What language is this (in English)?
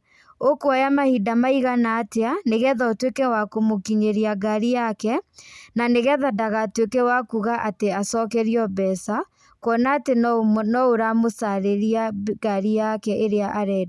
Kikuyu